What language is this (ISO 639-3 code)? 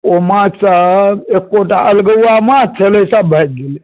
mai